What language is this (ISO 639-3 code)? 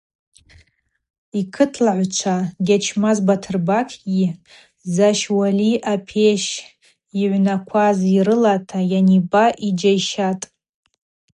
abq